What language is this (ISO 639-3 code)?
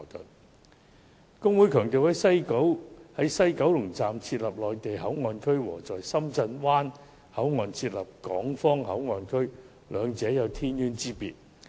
yue